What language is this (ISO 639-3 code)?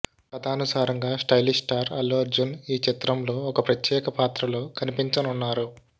tel